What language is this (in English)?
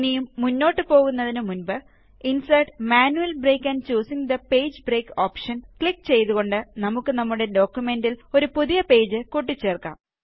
Malayalam